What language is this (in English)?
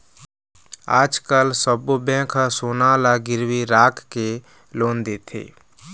Chhattisgarhi